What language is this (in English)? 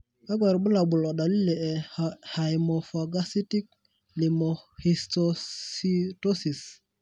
Masai